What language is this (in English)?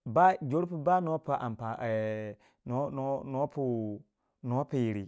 Waja